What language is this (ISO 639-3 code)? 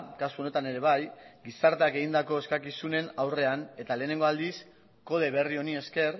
eus